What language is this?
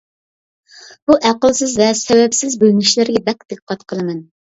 Uyghur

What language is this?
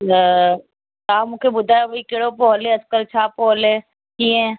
Sindhi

